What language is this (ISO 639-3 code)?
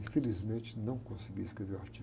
por